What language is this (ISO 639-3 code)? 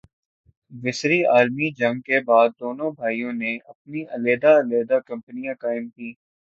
urd